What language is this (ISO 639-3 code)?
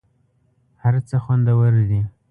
pus